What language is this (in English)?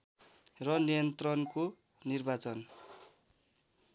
Nepali